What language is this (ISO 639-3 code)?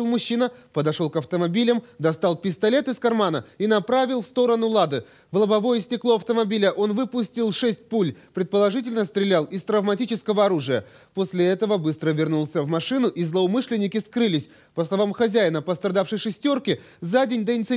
rus